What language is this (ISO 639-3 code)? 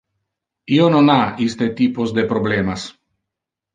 ina